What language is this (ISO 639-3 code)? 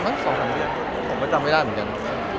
tha